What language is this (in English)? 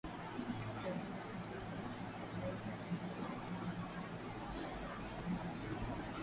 Swahili